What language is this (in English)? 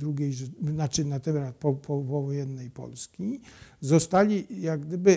Polish